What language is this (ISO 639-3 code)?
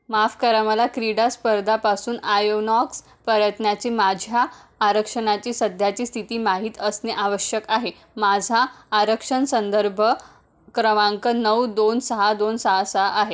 mar